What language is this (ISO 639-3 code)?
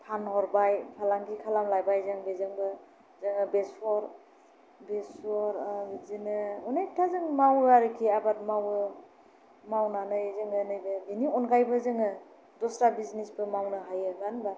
brx